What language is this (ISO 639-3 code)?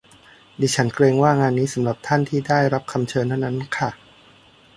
tha